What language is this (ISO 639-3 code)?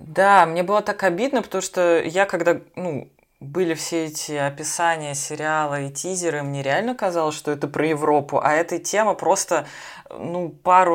rus